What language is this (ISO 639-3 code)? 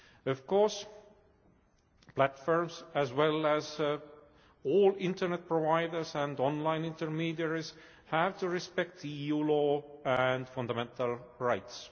eng